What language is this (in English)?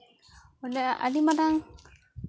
Santali